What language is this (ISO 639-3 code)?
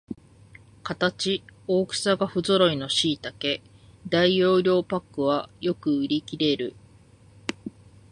jpn